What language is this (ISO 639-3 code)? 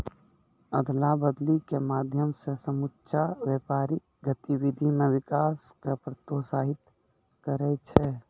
mai